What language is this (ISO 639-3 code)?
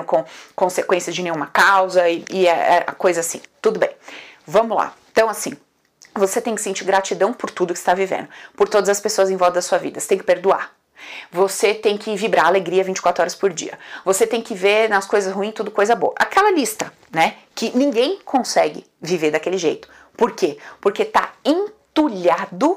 por